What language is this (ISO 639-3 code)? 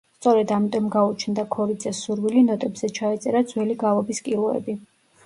kat